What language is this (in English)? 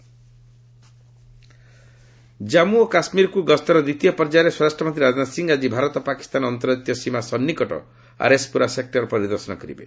Odia